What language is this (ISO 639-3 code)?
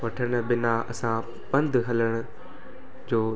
snd